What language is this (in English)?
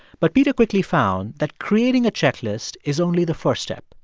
English